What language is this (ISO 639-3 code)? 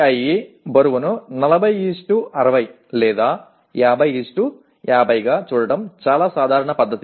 tel